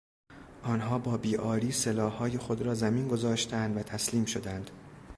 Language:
Persian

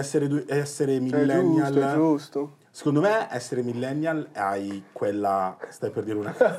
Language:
Italian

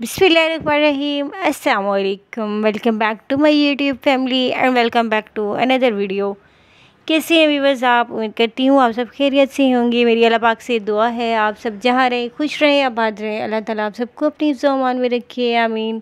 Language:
Hindi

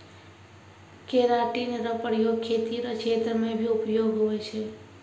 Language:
Maithili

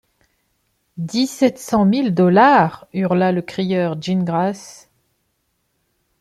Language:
French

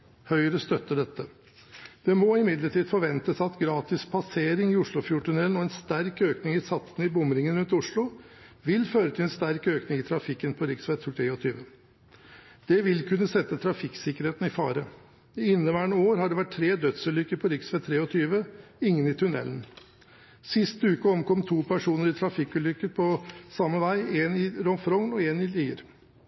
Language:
Norwegian Bokmål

